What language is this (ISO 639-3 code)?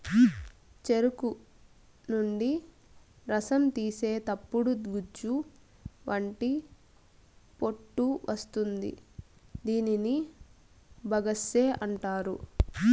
tel